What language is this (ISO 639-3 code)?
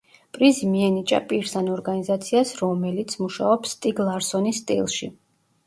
kat